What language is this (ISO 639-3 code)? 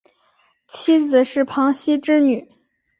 zho